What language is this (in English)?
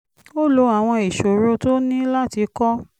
Yoruba